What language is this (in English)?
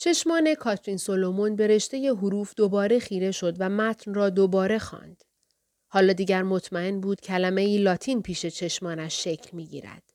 Persian